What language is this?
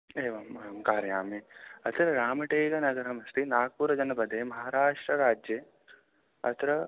Sanskrit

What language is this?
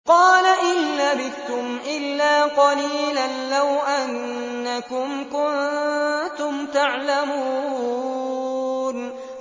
Arabic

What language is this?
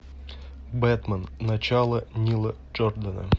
Russian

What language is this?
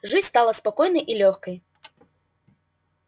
Russian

